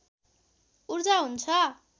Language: Nepali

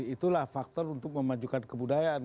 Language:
Indonesian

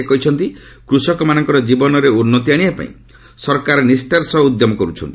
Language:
Odia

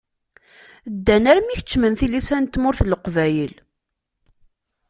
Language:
Kabyle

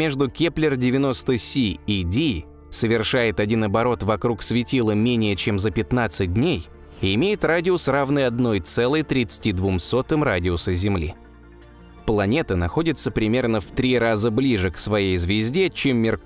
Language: Russian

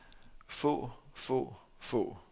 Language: Danish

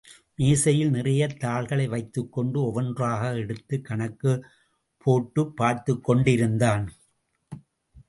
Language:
Tamil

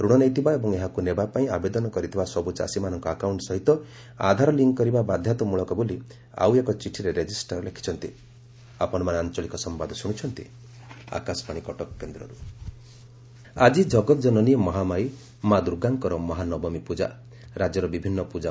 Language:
Odia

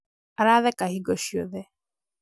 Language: Kikuyu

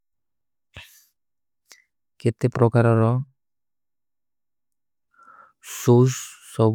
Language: Kui (India)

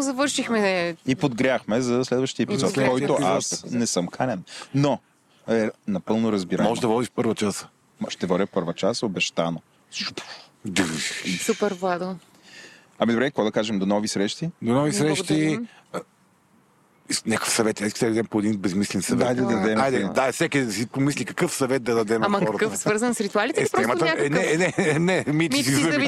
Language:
Bulgarian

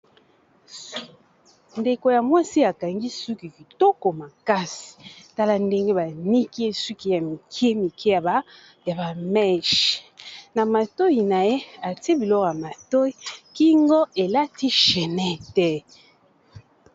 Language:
Lingala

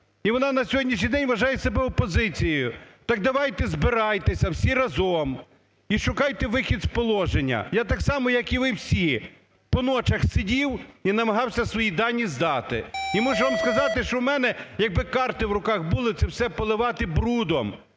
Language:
Ukrainian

